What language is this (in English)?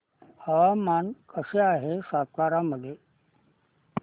Marathi